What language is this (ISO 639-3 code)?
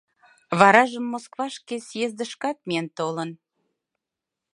chm